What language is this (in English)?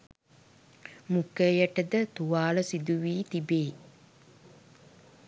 Sinhala